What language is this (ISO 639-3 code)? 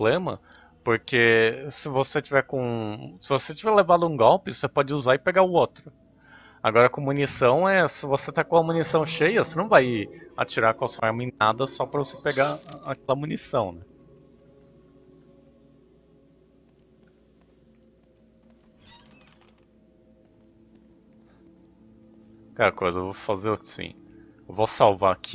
por